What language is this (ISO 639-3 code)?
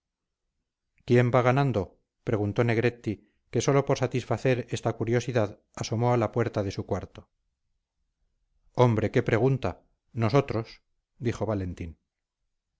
spa